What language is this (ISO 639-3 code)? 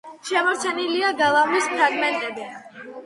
kat